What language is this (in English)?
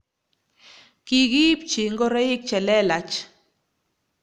Kalenjin